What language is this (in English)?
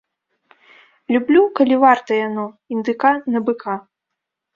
Belarusian